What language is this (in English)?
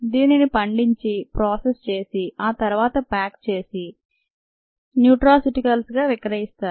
Telugu